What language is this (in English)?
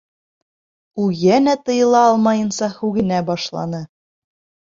Bashkir